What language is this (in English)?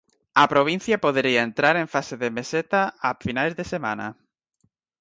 Galician